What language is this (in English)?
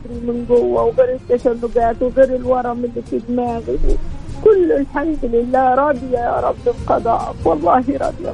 Arabic